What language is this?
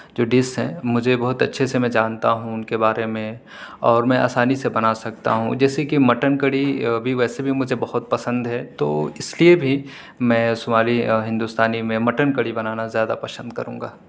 Urdu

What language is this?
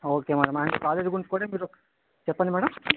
Telugu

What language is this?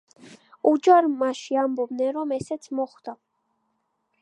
Georgian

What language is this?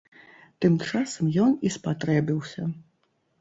Belarusian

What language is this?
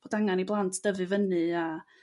Welsh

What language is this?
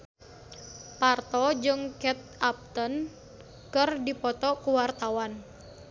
Sundanese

